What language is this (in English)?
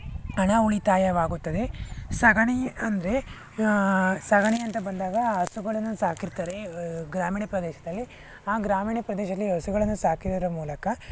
Kannada